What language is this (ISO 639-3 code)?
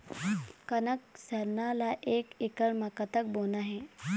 hne